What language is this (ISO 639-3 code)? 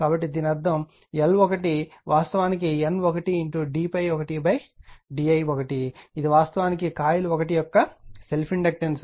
tel